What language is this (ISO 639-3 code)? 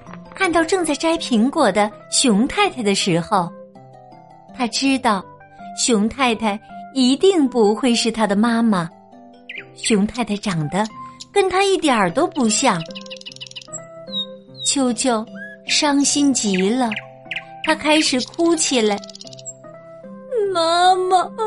zho